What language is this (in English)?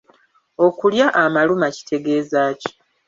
Ganda